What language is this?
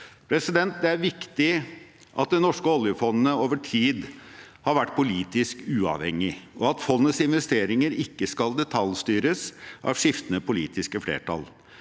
Norwegian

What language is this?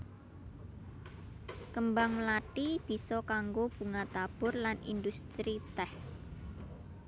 Javanese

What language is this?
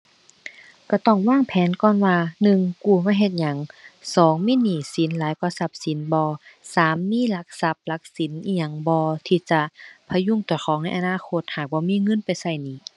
Thai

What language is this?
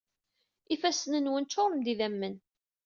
Kabyle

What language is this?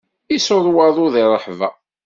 Kabyle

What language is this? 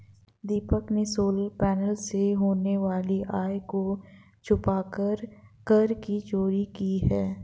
Hindi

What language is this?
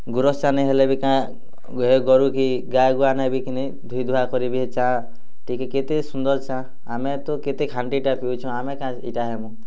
Odia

